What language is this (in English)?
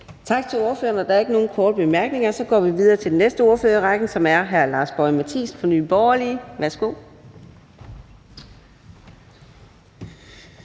Danish